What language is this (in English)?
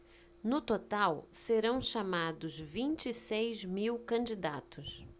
Portuguese